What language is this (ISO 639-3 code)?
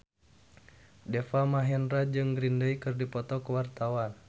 sun